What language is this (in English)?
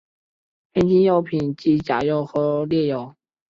Chinese